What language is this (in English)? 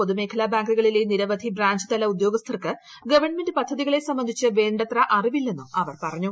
Malayalam